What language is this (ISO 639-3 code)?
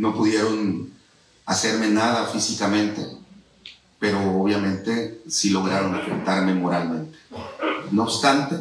spa